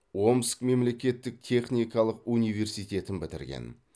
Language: Kazakh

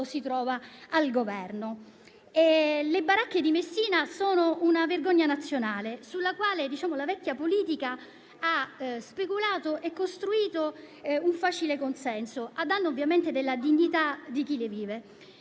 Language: Italian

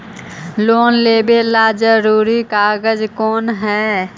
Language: Magahi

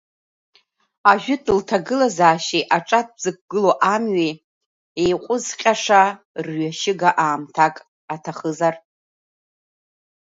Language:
Abkhazian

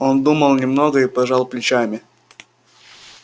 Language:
Russian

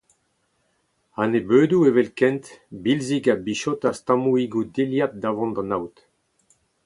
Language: Breton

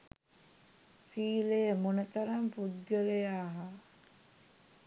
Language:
Sinhala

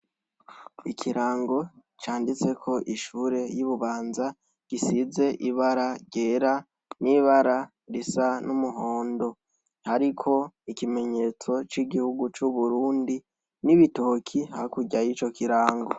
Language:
Rundi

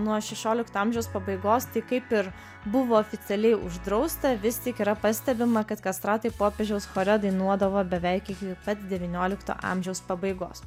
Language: Lithuanian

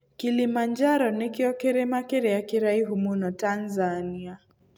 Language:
Kikuyu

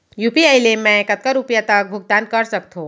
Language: Chhattisgarhi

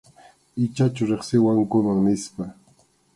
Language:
Arequipa-La Unión Quechua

